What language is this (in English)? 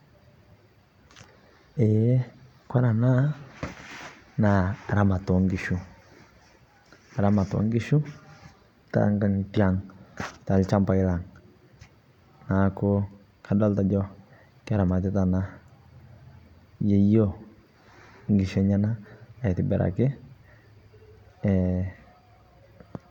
Masai